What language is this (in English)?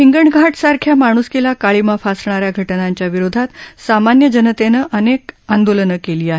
Marathi